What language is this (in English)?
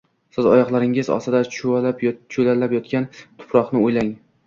Uzbek